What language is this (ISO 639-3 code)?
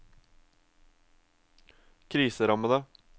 nor